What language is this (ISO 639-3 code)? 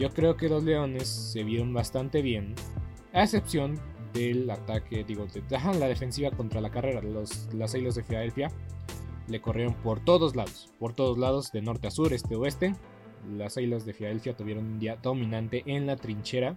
spa